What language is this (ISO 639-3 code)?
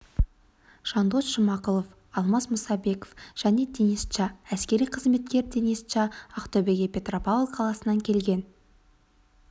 kaz